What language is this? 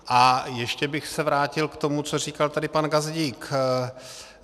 Czech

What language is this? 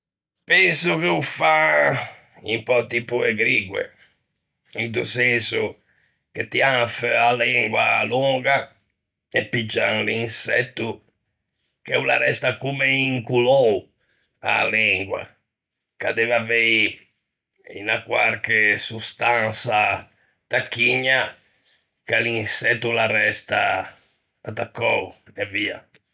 Ligurian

